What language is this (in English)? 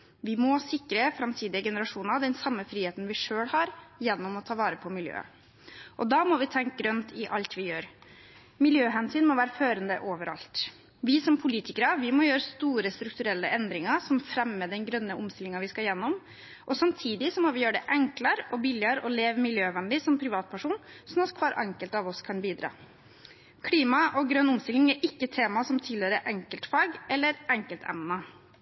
Norwegian Bokmål